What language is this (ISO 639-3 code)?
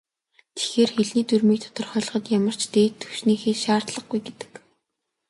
mon